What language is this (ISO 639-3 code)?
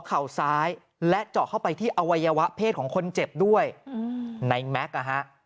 tha